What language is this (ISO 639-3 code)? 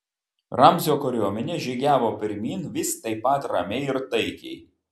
lit